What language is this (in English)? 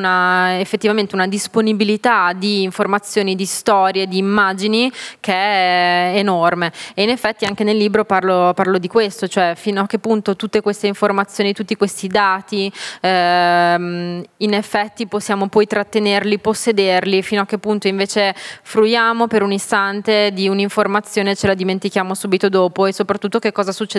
Italian